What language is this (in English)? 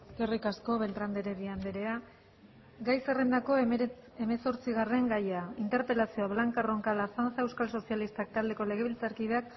Basque